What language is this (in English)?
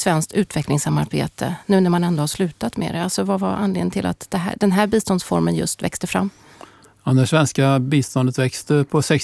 Swedish